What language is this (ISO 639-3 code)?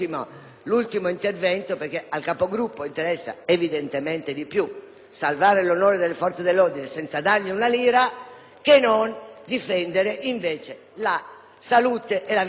ita